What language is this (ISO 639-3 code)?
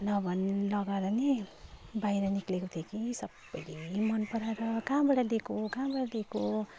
nep